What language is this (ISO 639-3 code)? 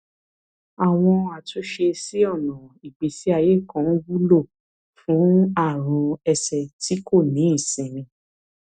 yor